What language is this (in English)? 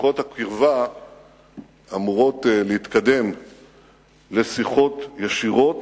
Hebrew